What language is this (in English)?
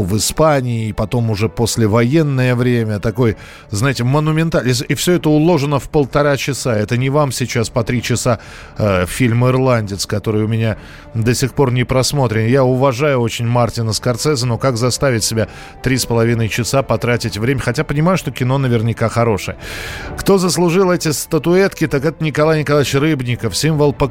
Russian